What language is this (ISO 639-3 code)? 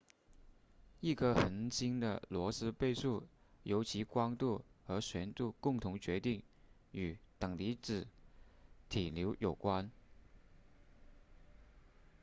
zho